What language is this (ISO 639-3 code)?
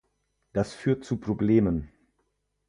deu